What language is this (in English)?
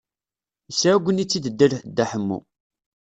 Kabyle